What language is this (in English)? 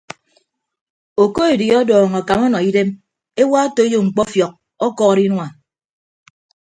Ibibio